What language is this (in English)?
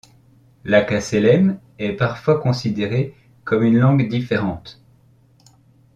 French